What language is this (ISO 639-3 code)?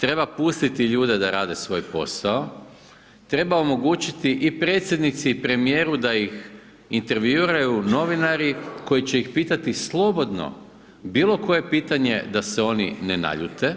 hrv